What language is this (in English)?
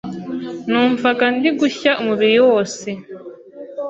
Kinyarwanda